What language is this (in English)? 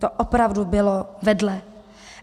Czech